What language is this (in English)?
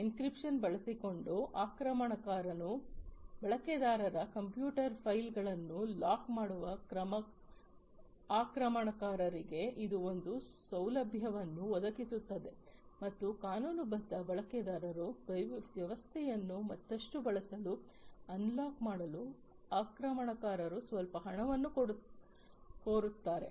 Kannada